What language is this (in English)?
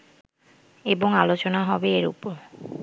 Bangla